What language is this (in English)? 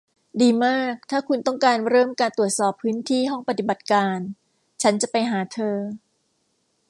Thai